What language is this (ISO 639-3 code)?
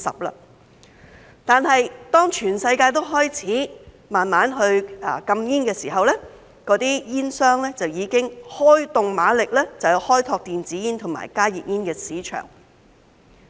yue